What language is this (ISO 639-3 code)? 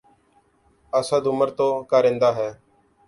urd